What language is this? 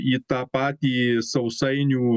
Lithuanian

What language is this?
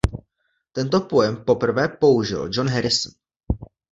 Czech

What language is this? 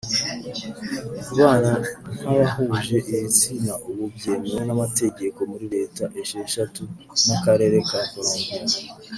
Kinyarwanda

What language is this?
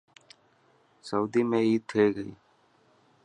Dhatki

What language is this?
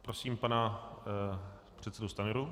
Czech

